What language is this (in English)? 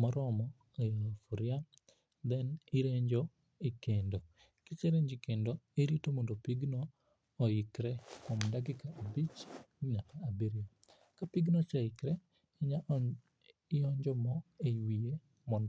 Luo (Kenya and Tanzania)